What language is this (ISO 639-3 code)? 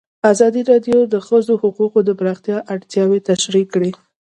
pus